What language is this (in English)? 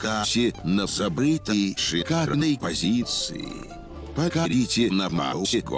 Russian